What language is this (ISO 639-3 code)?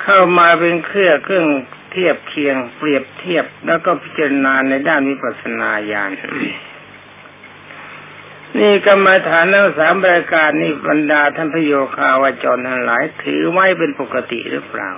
tha